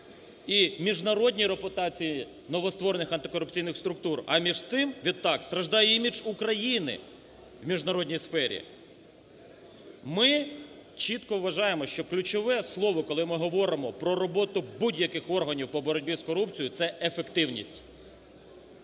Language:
Ukrainian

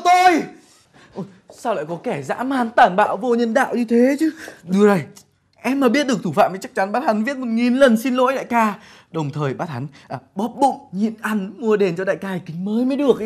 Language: Vietnamese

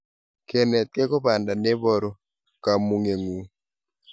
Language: Kalenjin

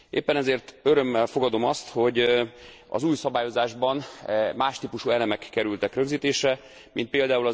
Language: Hungarian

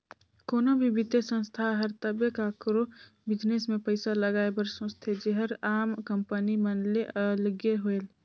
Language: Chhattisgarhi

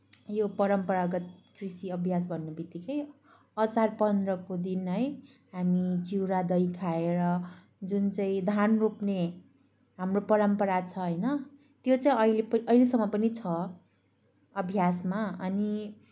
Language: Nepali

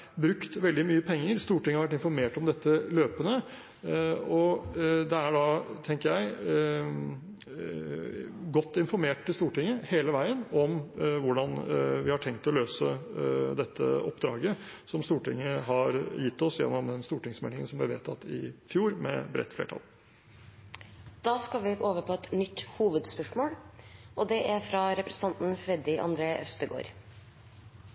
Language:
Norwegian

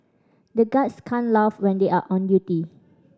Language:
English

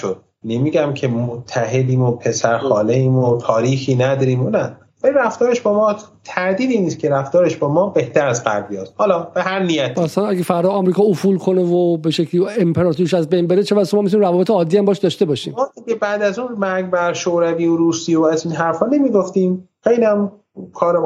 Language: Persian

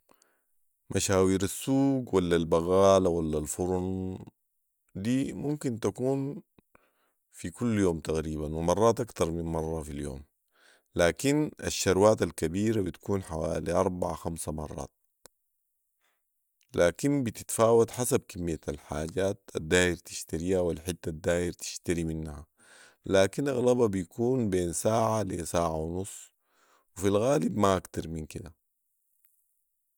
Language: Sudanese Arabic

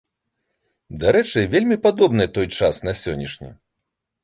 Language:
Belarusian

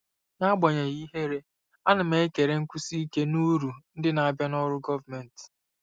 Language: Igbo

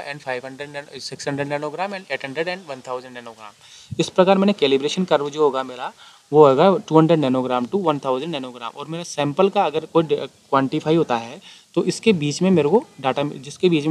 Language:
Hindi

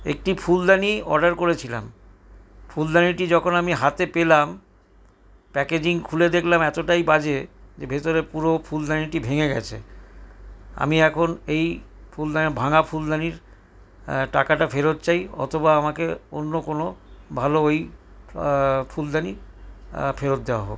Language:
Bangla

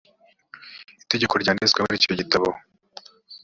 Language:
Kinyarwanda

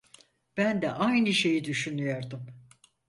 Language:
Turkish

